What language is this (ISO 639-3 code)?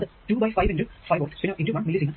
mal